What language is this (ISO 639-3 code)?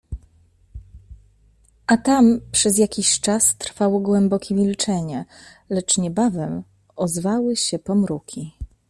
pol